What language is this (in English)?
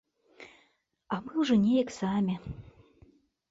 Belarusian